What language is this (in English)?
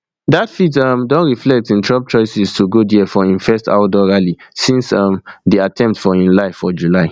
Nigerian Pidgin